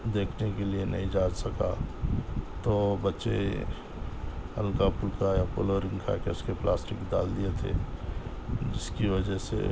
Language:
Urdu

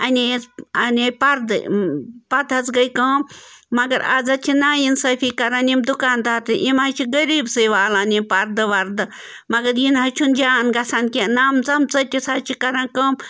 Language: Kashmiri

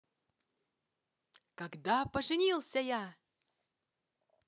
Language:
Russian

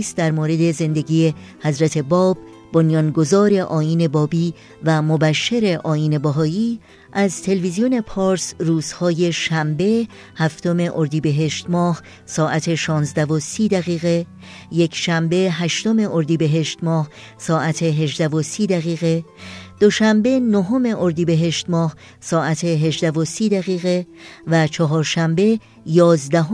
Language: Persian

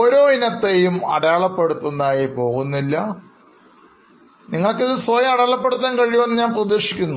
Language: Malayalam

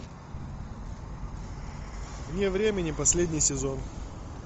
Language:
Russian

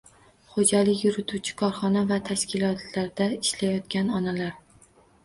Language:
Uzbek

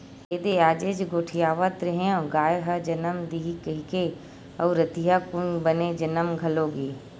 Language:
Chhattisgarhi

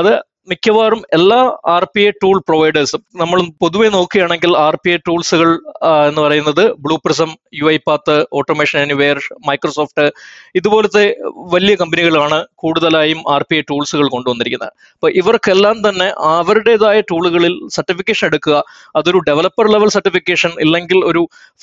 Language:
Malayalam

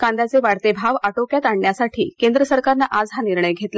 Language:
Marathi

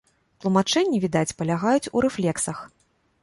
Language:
Belarusian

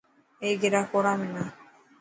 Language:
Dhatki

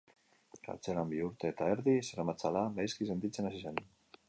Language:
Basque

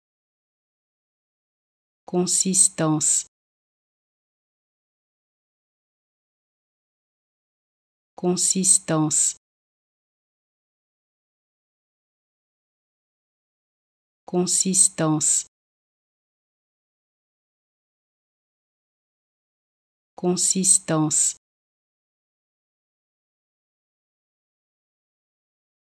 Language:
Portuguese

